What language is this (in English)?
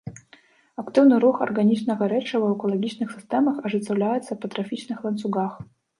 Belarusian